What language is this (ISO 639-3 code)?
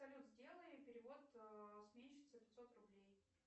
rus